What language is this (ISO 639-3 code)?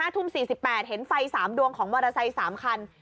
tha